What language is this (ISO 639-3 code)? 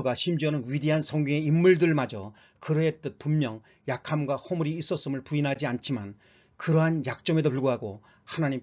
kor